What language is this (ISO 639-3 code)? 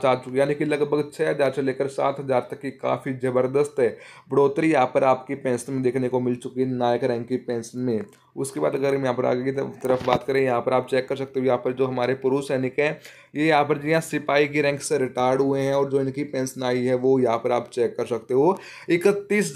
hin